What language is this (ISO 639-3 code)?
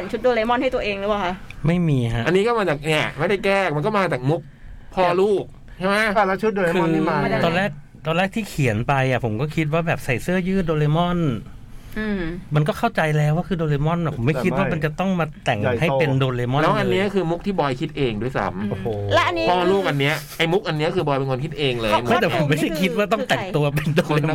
tha